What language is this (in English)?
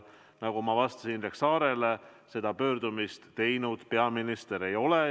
Estonian